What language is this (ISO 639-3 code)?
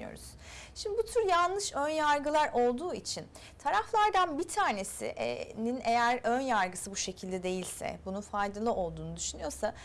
tur